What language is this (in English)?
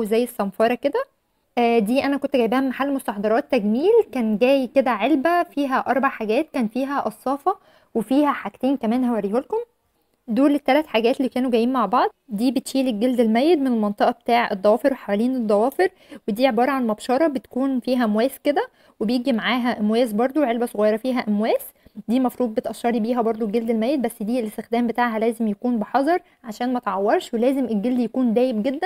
Arabic